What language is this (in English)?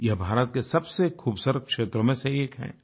Hindi